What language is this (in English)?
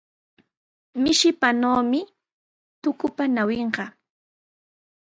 Sihuas Ancash Quechua